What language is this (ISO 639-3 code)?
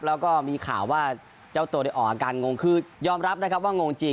tha